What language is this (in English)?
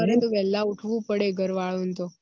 Gujarati